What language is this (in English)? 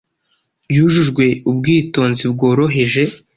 Kinyarwanda